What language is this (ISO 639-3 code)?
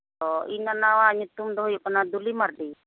sat